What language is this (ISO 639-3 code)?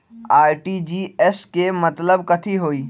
mag